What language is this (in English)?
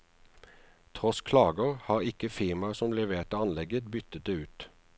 Norwegian